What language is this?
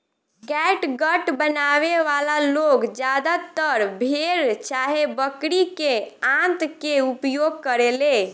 Bhojpuri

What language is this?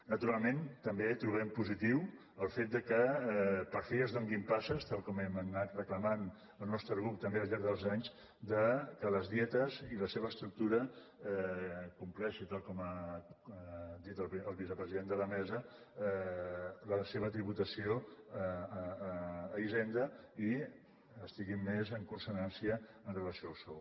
Catalan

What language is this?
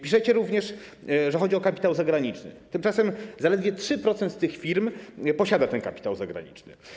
Polish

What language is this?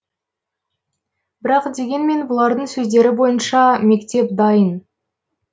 Kazakh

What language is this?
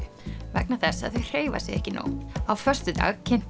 Icelandic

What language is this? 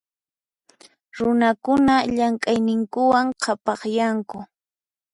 Puno Quechua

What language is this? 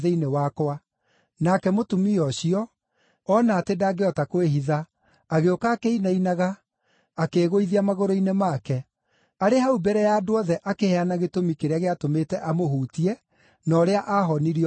Kikuyu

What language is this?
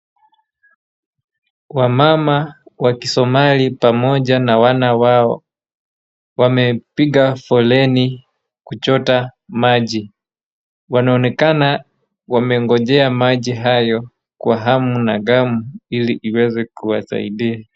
Swahili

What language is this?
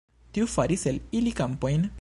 Esperanto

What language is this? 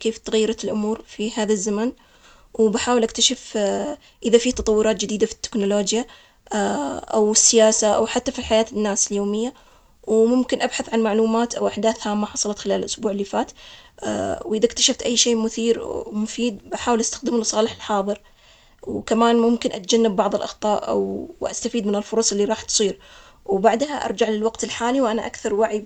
Omani Arabic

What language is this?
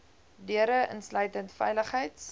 Afrikaans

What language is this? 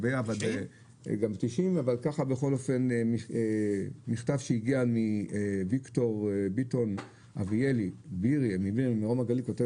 Hebrew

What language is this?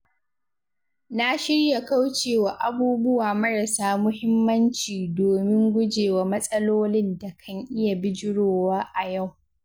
Hausa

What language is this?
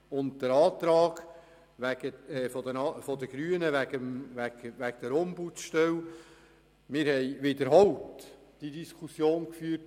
Swiss German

